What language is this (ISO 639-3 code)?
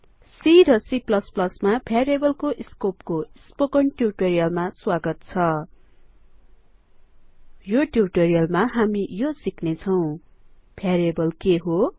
nep